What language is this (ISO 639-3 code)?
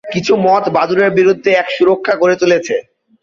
ben